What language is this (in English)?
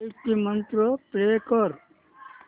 Marathi